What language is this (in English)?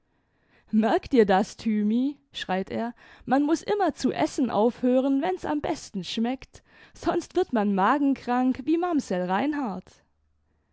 German